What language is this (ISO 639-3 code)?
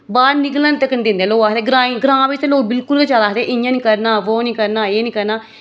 doi